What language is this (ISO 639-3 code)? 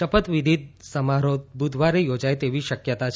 guj